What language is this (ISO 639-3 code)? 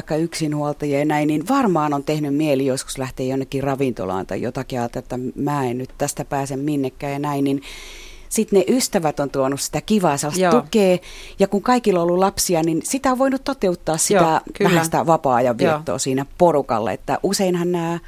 fin